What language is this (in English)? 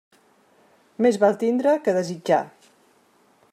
Catalan